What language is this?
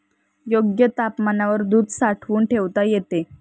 Marathi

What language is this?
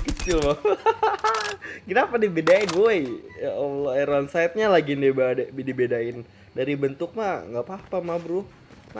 Indonesian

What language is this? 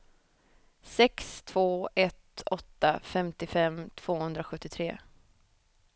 Swedish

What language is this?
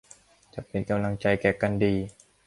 Thai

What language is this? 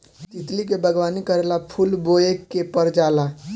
Bhojpuri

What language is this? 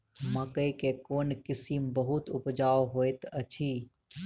Maithili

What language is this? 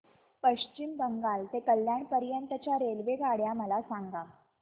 Marathi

